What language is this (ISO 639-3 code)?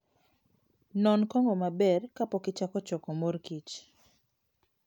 luo